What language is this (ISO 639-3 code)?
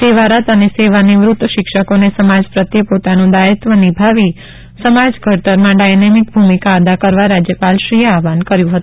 guj